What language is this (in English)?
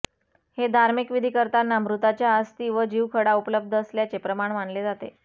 Marathi